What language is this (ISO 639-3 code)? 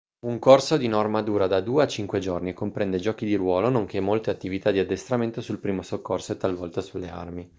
ita